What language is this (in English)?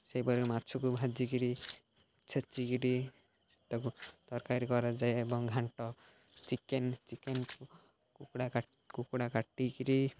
Odia